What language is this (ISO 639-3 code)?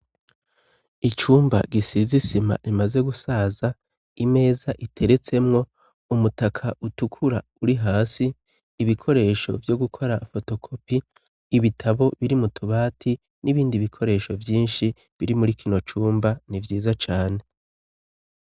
run